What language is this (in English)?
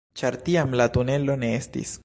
Esperanto